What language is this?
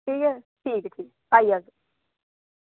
Dogri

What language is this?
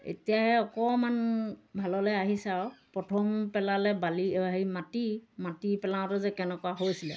Assamese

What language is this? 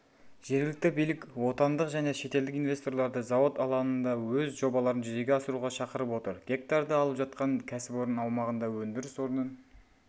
Kazakh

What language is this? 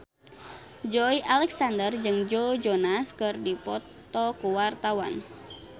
Sundanese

